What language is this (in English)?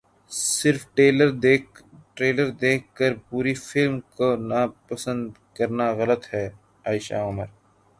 Urdu